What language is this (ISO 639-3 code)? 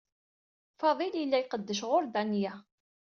kab